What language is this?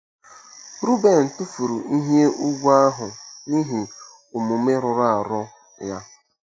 Igbo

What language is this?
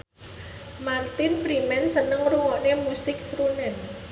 Javanese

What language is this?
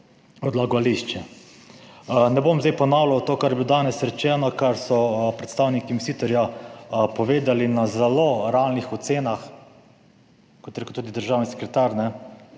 Slovenian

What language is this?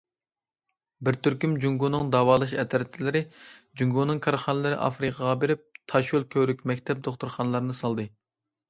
Uyghur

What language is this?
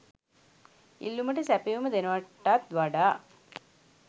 Sinhala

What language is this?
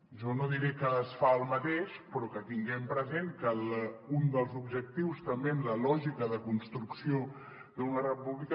Catalan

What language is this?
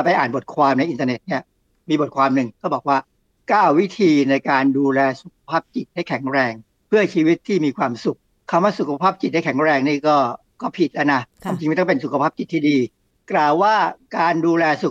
Thai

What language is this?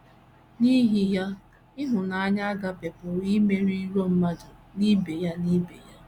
Igbo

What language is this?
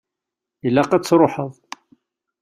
Kabyle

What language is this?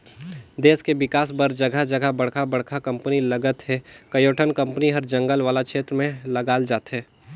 Chhattisgarhi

